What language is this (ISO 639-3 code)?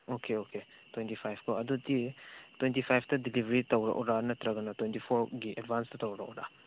mni